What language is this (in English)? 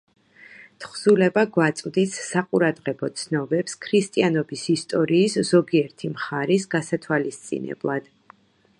Georgian